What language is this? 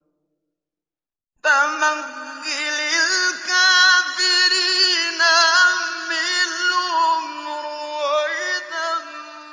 Arabic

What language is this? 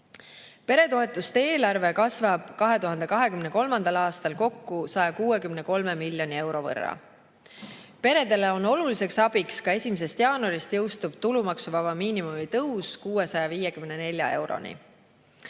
Estonian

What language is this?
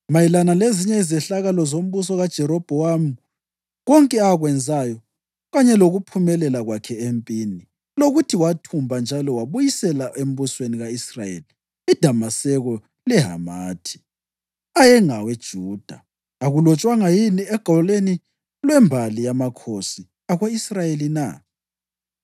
North Ndebele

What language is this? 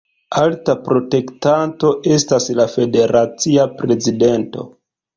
Esperanto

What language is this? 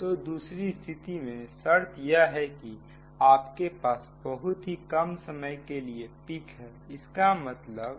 Hindi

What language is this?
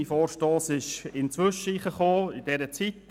Swiss German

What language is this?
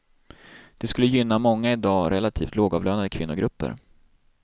Swedish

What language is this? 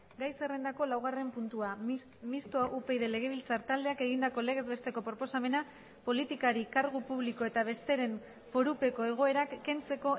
Basque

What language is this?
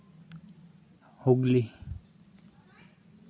Santali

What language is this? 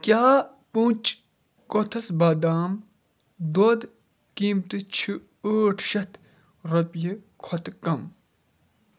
Kashmiri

